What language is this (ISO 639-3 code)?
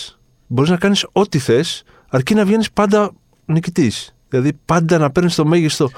ell